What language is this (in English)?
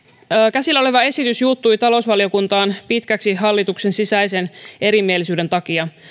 Finnish